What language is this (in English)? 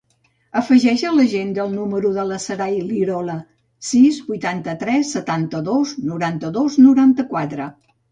Catalan